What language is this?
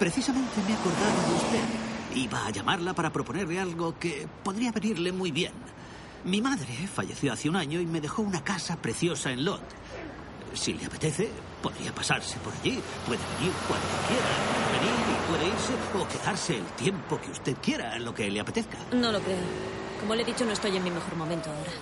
Spanish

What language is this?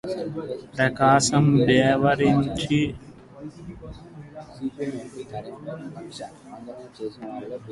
Telugu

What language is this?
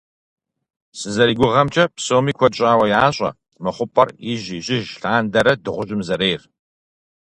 Kabardian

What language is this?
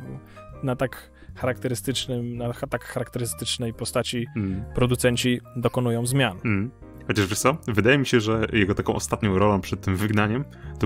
Polish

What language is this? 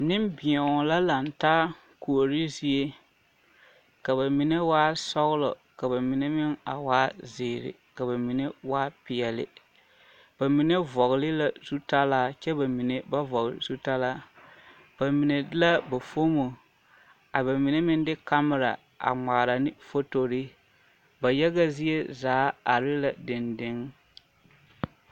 Southern Dagaare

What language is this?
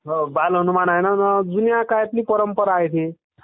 Marathi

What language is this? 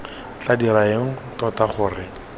Tswana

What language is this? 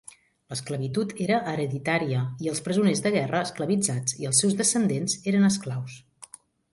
Catalan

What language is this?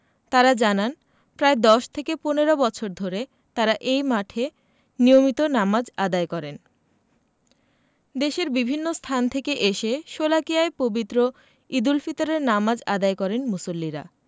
Bangla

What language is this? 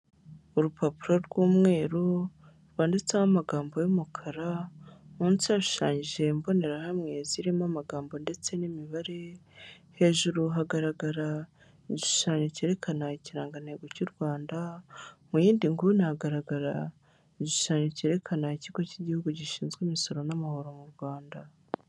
Kinyarwanda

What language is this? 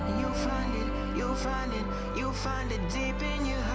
English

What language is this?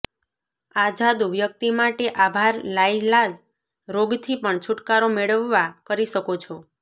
Gujarati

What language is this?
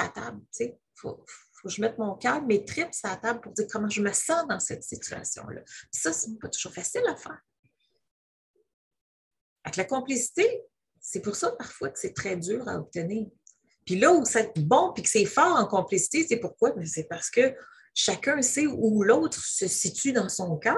French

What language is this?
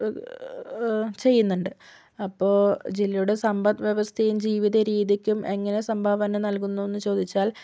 Malayalam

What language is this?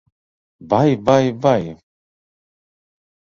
Latvian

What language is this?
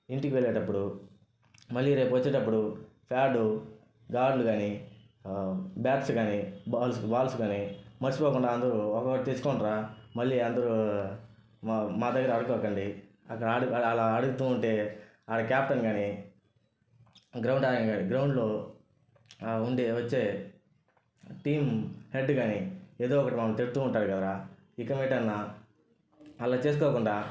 Telugu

